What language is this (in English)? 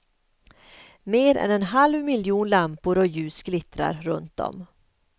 Swedish